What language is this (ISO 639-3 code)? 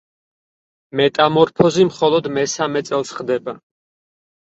kat